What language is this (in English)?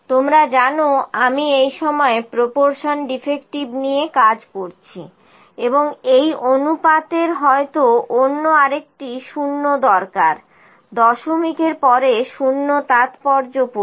Bangla